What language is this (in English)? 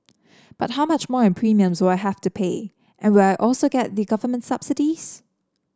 English